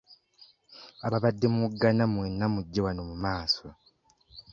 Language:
Ganda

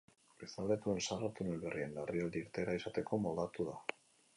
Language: Basque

